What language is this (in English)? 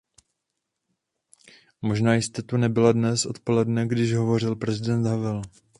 Czech